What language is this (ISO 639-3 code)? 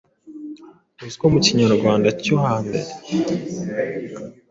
kin